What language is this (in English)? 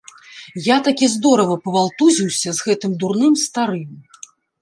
Belarusian